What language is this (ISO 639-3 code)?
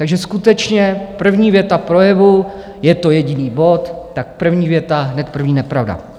ces